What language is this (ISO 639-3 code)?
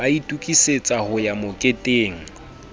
sot